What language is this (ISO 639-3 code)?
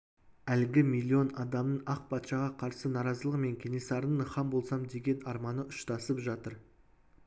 kaz